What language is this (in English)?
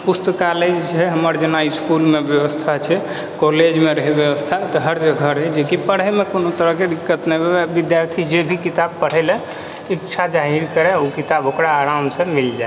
Maithili